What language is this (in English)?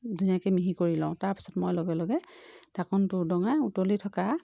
Assamese